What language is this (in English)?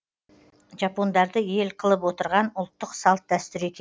Kazakh